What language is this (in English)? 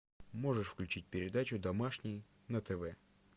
Russian